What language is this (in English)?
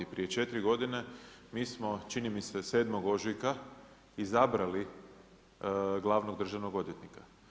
Croatian